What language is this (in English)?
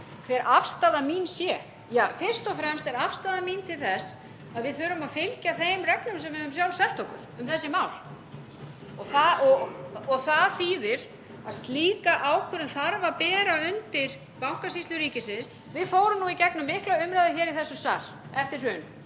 Icelandic